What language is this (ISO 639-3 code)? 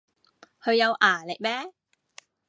yue